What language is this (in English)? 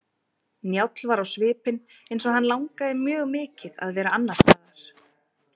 Icelandic